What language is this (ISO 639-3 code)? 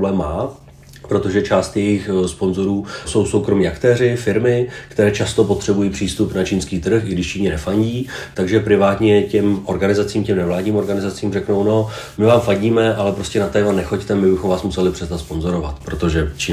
ces